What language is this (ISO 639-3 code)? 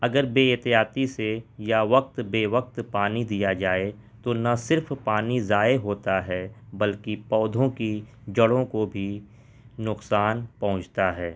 urd